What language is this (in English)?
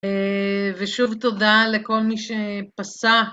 Hebrew